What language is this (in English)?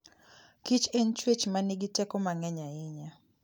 Luo (Kenya and Tanzania)